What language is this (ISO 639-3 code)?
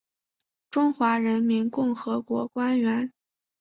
zho